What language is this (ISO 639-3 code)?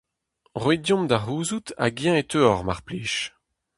bre